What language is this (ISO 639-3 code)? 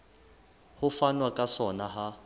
sot